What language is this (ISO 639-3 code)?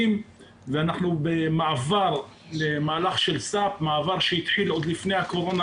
heb